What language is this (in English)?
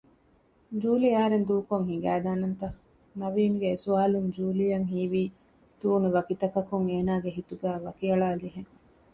Divehi